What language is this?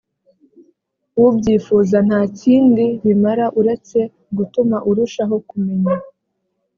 Kinyarwanda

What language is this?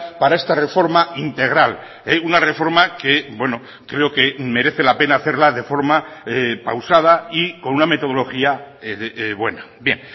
Spanish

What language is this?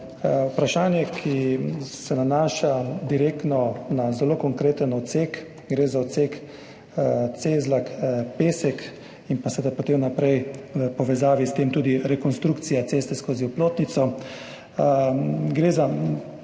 Slovenian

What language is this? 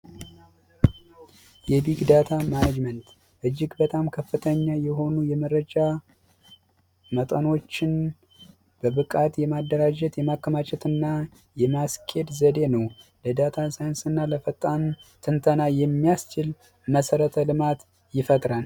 Amharic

